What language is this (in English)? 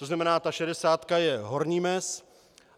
Czech